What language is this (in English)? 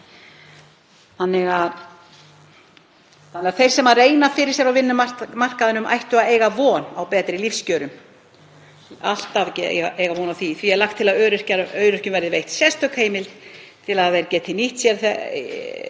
Icelandic